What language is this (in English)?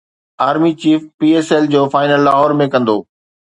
Sindhi